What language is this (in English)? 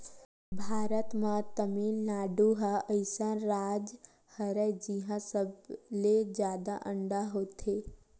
Chhattisgarhi